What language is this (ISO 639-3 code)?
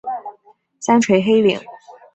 zho